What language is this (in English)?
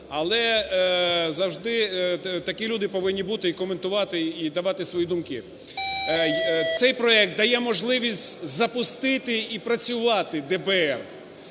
Ukrainian